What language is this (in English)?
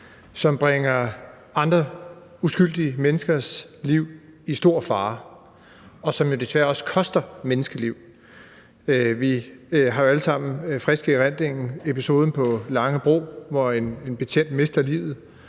Danish